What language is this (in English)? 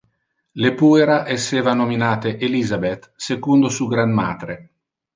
Interlingua